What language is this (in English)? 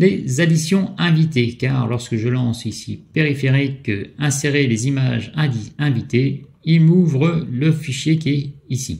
French